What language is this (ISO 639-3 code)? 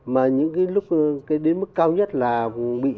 vie